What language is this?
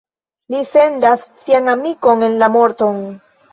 Esperanto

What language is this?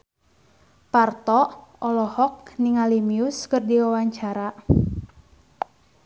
Sundanese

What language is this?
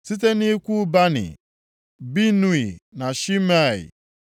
Igbo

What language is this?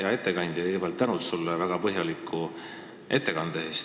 Estonian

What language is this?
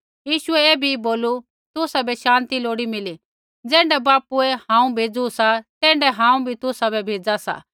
Kullu Pahari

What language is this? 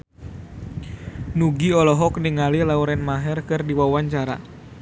Sundanese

